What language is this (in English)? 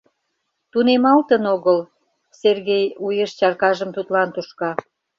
Mari